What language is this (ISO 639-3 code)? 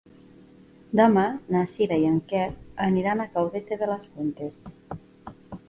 cat